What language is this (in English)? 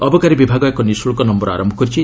Odia